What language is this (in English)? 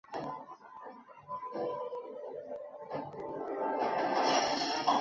Chinese